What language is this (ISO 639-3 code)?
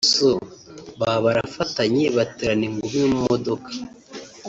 kin